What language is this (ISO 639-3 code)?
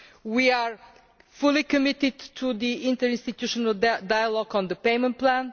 eng